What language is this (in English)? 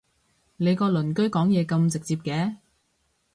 Cantonese